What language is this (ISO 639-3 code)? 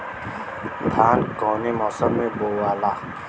bho